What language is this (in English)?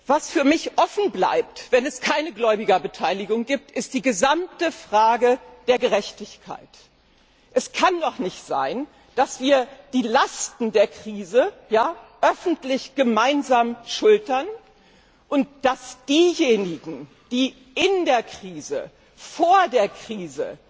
German